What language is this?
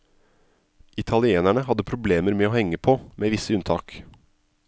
Norwegian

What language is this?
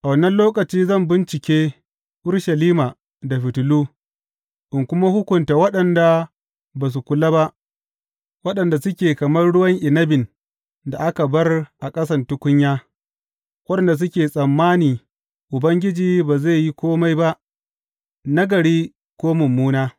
Hausa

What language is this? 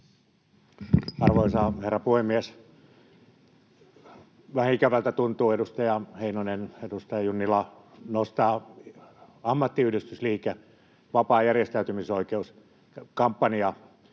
Finnish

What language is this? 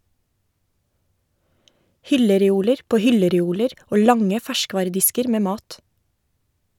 Norwegian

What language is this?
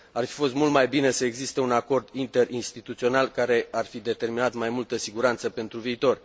Romanian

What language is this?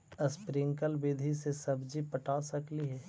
Magahi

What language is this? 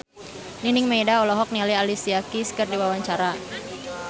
Sundanese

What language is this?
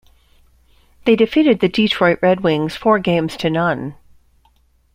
English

